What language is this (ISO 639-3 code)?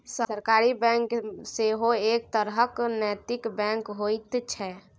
mai